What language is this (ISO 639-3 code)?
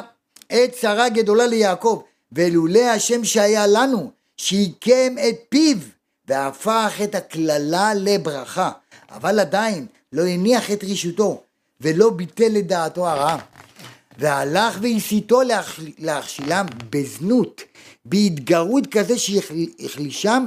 heb